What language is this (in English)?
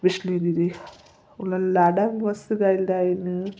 Sindhi